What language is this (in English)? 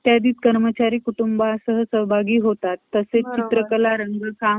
Marathi